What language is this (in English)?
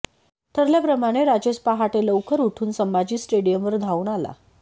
Marathi